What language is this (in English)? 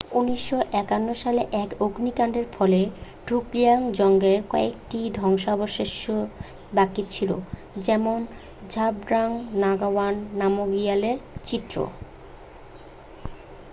Bangla